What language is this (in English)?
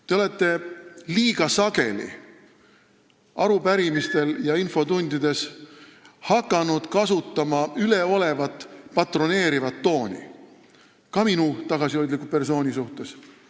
Estonian